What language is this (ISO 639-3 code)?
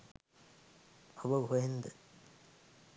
sin